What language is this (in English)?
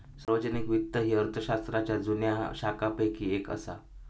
Marathi